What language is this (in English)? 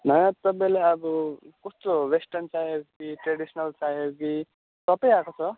Nepali